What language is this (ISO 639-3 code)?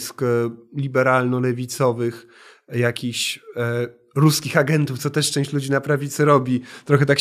pol